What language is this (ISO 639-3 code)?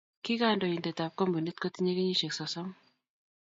kln